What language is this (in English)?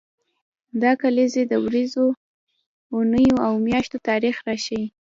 Pashto